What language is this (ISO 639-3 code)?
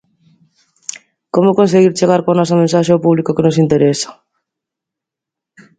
glg